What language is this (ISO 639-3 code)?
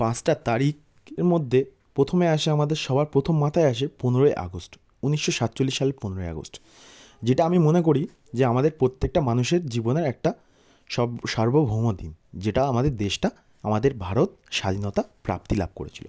ben